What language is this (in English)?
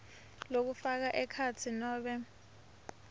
Swati